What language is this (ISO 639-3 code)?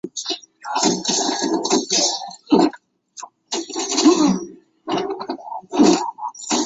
zho